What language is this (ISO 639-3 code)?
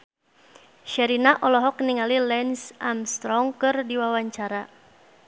sun